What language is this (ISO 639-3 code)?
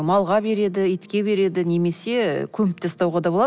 kaz